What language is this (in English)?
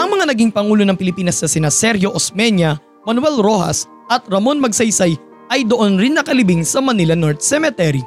Filipino